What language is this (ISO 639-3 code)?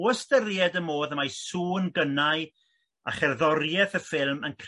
cym